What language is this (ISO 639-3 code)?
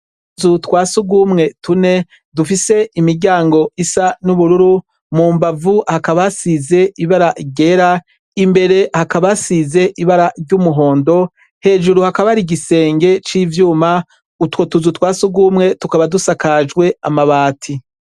run